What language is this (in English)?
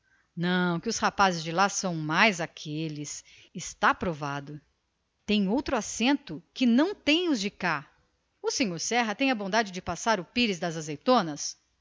Portuguese